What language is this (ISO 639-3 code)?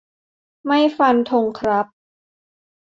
tha